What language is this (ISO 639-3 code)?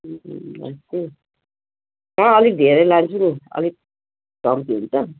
nep